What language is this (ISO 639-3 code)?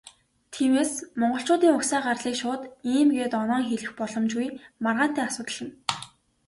mon